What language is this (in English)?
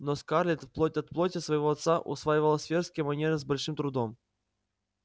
Russian